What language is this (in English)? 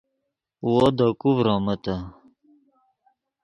Yidgha